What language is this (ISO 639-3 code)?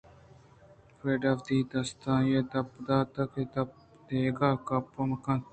bgp